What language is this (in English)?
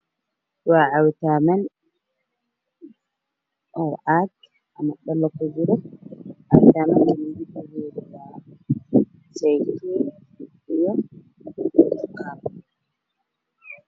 Somali